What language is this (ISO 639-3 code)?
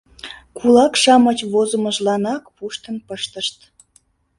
chm